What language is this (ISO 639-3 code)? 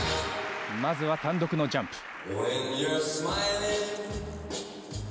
jpn